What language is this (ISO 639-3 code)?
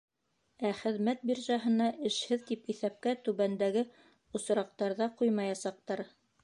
bak